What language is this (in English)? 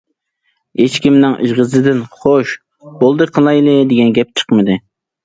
Uyghur